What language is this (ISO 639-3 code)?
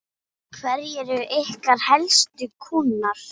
isl